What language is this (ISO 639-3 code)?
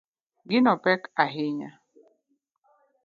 luo